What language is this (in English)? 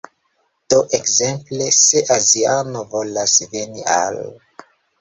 Esperanto